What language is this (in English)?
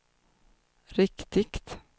Swedish